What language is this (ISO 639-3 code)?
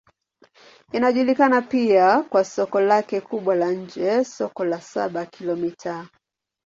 swa